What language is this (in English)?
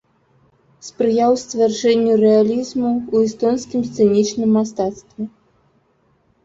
Belarusian